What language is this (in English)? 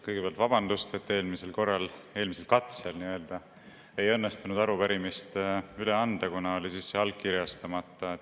Estonian